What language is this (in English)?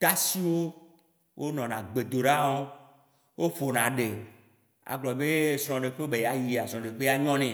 Waci Gbe